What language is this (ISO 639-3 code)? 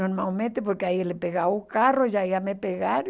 por